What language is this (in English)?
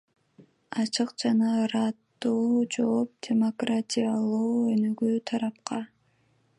Kyrgyz